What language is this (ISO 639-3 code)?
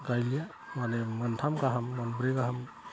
brx